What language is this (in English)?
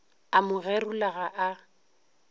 Northern Sotho